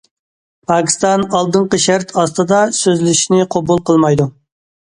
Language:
Uyghur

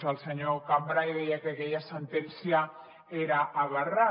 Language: Catalan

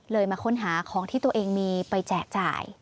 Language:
Thai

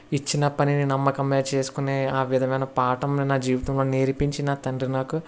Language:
Telugu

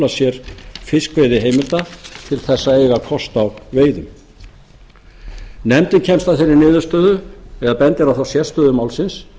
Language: Icelandic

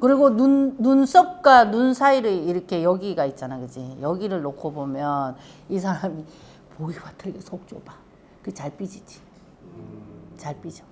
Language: Korean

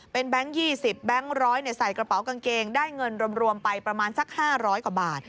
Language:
Thai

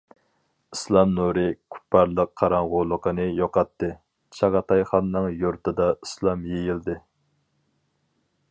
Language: Uyghur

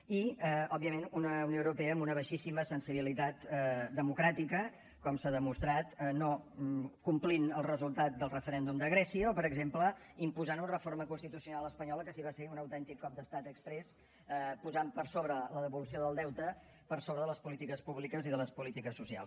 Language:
Catalan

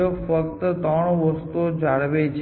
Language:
Gujarati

